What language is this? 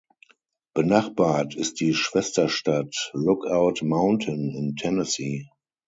German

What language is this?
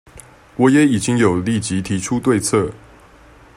Chinese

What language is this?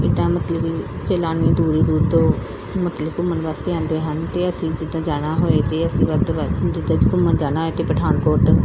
Punjabi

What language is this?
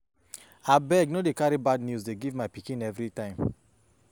Nigerian Pidgin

